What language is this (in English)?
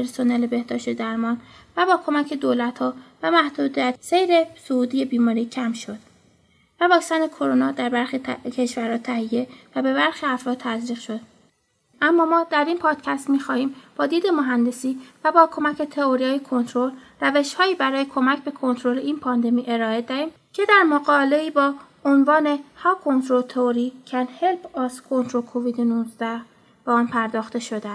Persian